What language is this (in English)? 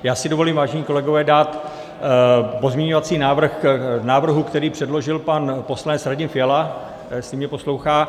Czech